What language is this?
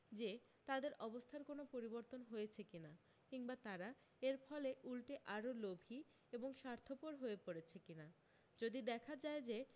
Bangla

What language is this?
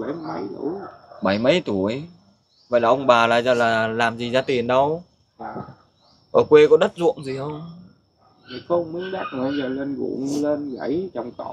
Vietnamese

